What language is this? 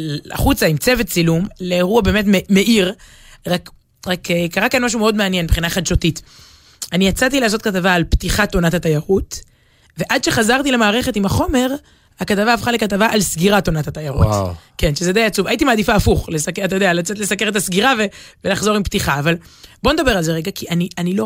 Hebrew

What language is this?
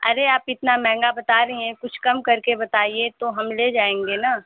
Hindi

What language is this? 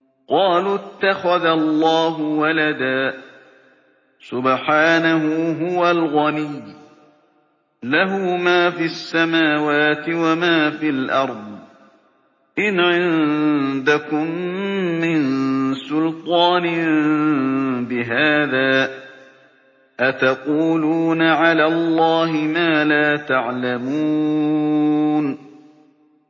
Arabic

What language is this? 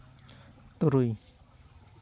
Santali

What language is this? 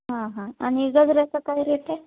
Marathi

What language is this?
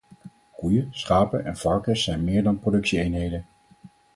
Dutch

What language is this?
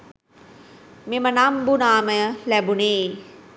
Sinhala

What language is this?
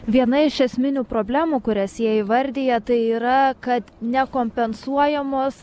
Lithuanian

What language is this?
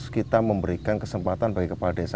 Indonesian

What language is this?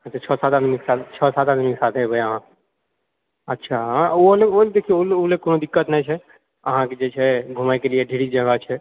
Maithili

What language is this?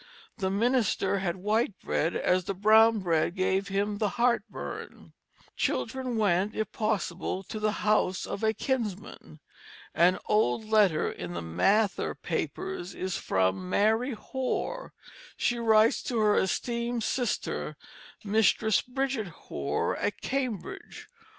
English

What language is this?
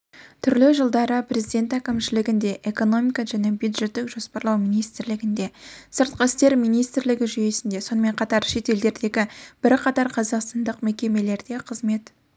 Kazakh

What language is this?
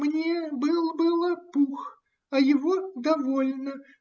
Russian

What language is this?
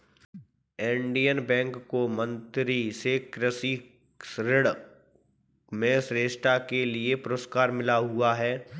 Hindi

